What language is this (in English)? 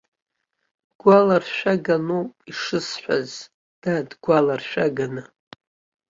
Abkhazian